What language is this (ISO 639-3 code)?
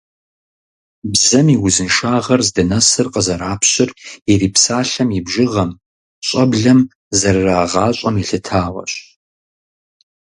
kbd